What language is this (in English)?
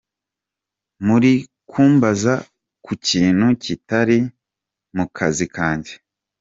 Kinyarwanda